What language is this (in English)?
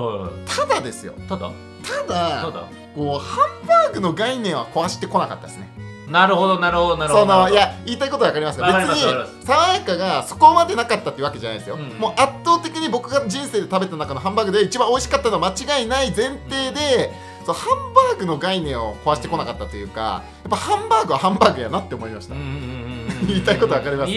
Japanese